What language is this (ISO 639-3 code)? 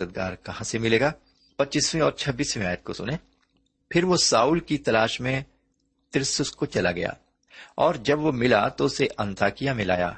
urd